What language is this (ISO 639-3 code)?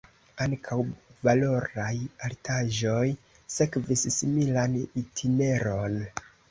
epo